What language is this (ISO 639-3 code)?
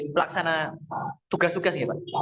ind